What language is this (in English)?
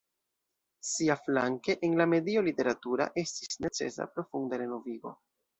Esperanto